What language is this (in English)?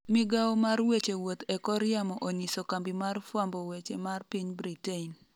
Luo (Kenya and Tanzania)